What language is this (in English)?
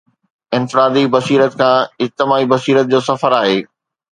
Sindhi